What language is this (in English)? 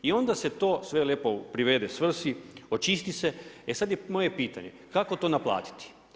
Croatian